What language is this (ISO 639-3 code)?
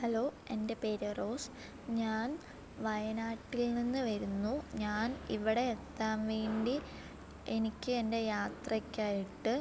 mal